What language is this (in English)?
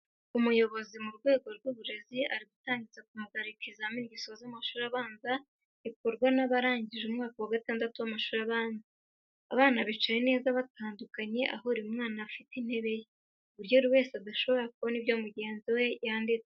Kinyarwanda